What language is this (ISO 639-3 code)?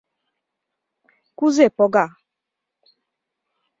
chm